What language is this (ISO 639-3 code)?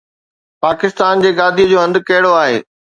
snd